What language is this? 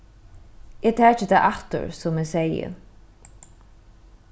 Faroese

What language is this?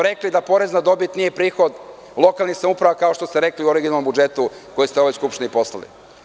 Serbian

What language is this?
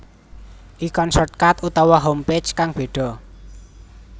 Javanese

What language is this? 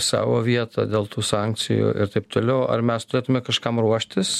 Lithuanian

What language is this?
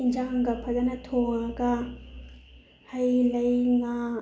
Manipuri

